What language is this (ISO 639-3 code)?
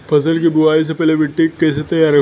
bho